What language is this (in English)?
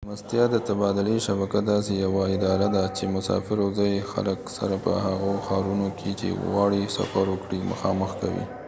Pashto